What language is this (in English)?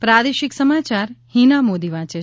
Gujarati